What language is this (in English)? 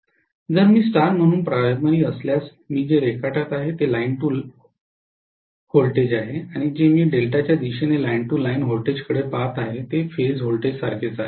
Marathi